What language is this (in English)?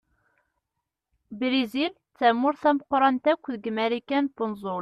Kabyle